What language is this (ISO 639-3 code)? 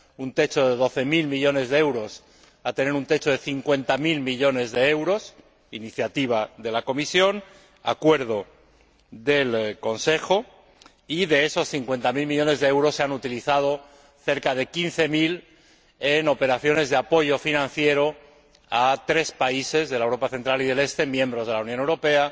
spa